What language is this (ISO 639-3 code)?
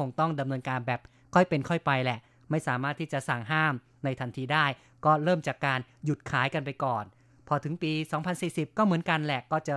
tha